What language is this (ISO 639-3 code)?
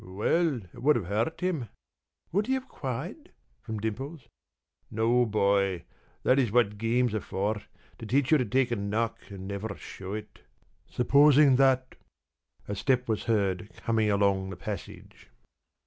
eng